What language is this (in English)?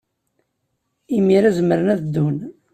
Kabyle